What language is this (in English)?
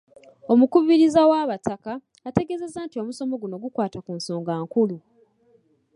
Ganda